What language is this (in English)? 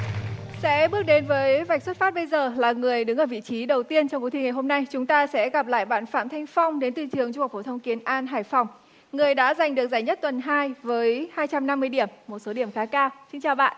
Vietnamese